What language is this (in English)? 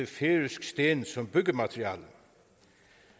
Danish